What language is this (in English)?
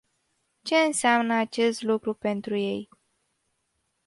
Romanian